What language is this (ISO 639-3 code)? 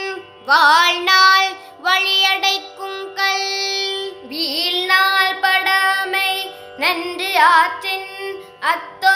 tam